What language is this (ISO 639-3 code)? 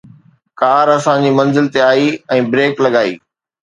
snd